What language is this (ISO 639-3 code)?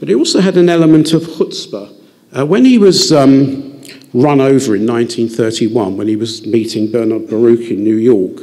eng